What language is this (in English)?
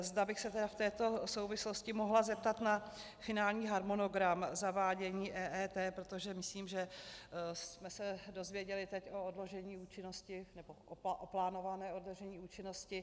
Czech